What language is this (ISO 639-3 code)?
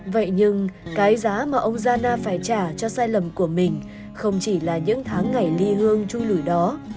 vie